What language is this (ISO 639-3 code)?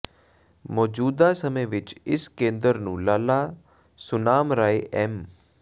pan